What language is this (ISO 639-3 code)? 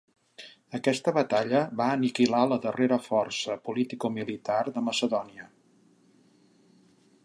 cat